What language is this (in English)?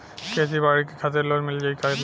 Bhojpuri